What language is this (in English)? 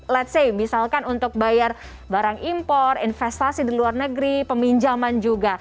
Indonesian